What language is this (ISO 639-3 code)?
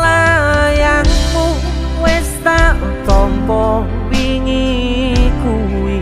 ind